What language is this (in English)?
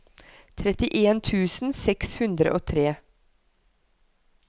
Norwegian